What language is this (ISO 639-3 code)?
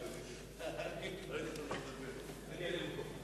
heb